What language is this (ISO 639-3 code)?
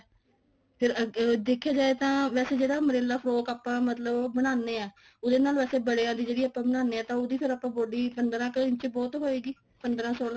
pan